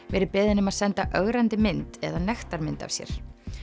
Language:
Icelandic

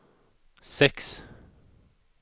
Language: Swedish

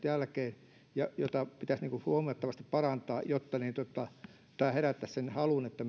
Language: Finnish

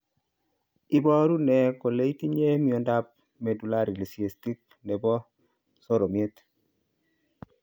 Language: Kalenjin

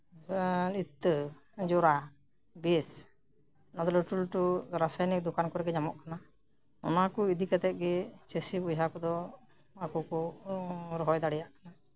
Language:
Santali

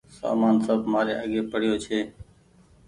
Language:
Goaria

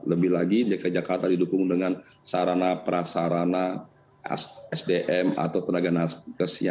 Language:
Indonesian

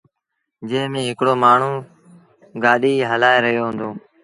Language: Sindhi Bhil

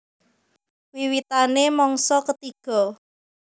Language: Javanese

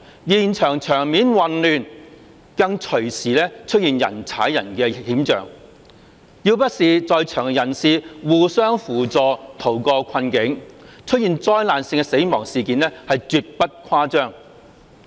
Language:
Cantonese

